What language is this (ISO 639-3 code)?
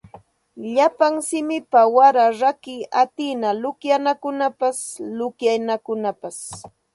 qxt